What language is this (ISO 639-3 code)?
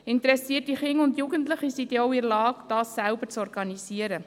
gsw